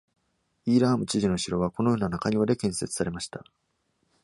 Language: Japanese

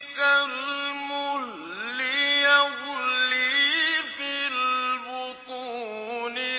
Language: Arabic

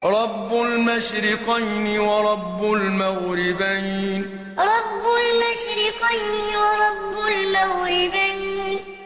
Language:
Arabic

